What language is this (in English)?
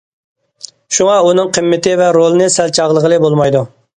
Uyghur